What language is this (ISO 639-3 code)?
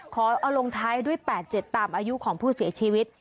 tha